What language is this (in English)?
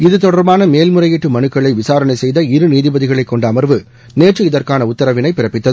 Tamil